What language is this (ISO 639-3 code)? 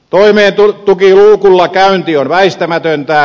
fin